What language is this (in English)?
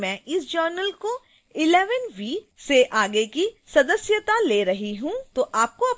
Hindi